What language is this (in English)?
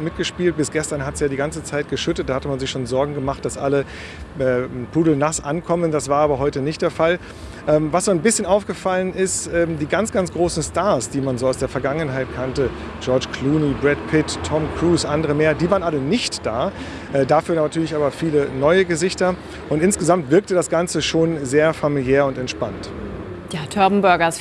German